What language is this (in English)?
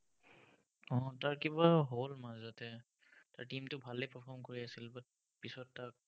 Assamese